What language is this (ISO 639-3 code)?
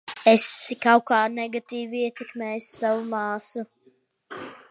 lav